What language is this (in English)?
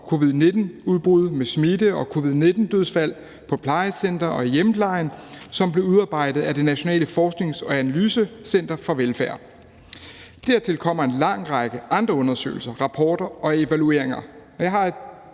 Danish